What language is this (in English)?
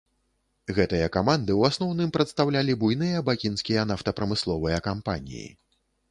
Belarusian